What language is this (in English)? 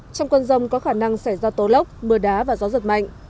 Vietnamese